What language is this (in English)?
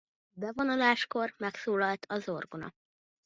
Hungarian